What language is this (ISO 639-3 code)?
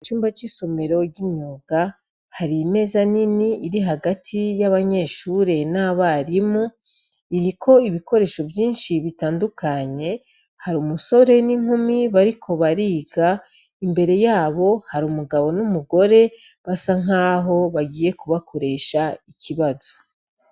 run